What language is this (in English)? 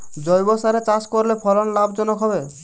Bangla